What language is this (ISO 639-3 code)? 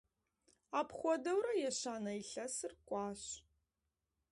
kbd